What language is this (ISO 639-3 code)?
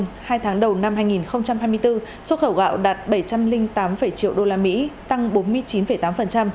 vie